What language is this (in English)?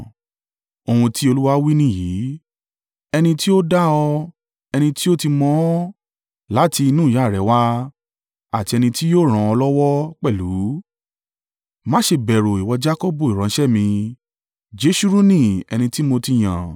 Yoruba